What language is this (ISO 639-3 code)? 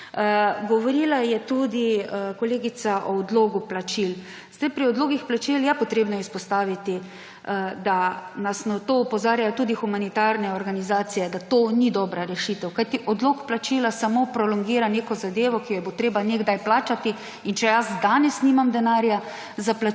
slv